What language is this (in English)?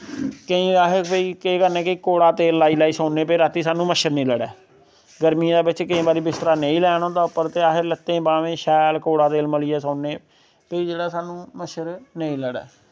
Dogri